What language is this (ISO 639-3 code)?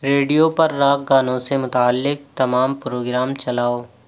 urd